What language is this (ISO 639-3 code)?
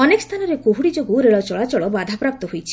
ori